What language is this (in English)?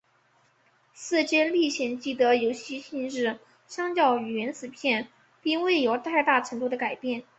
Chinese